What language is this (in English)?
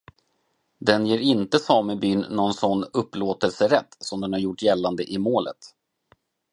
Swedish